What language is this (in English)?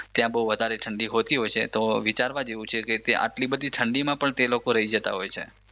Gujarati